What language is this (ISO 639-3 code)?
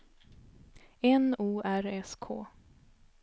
swe